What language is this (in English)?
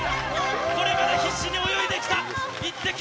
Japanese